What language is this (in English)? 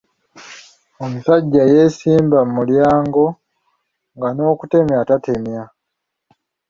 Ganda